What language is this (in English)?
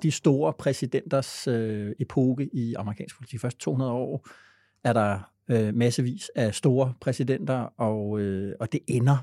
Danish